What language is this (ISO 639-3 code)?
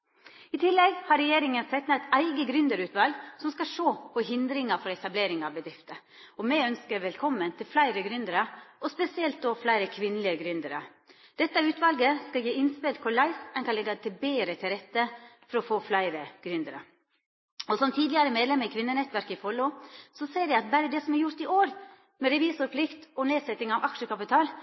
nno